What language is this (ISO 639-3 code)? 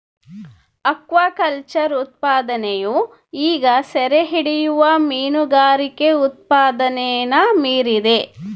kan